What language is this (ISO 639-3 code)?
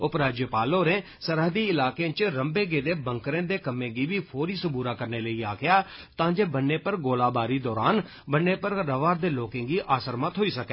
doi